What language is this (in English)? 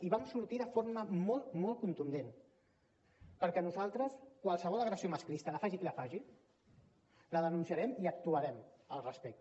Catalan